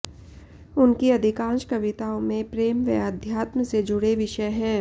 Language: Hindi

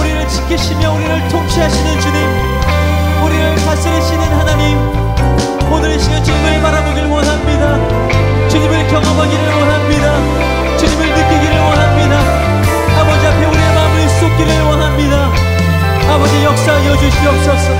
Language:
Korean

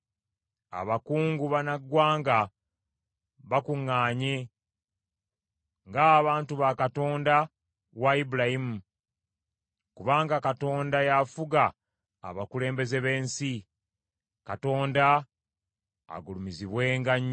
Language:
Ganda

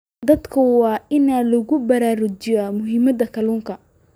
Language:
Somali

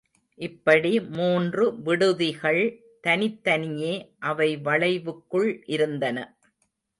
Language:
Tamil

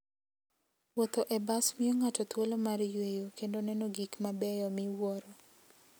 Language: Luo (Kenya and Tanzania)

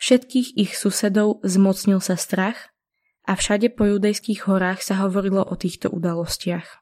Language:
Slovak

